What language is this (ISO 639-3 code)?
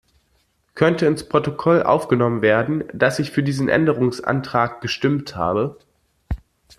deu